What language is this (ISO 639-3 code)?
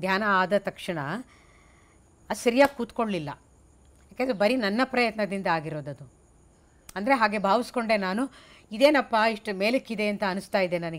hin